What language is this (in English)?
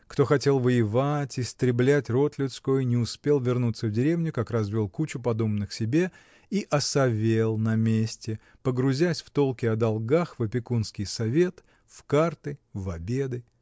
Russian